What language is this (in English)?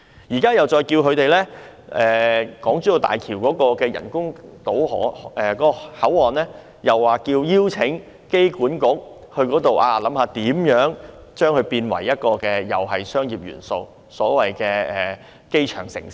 Cantonese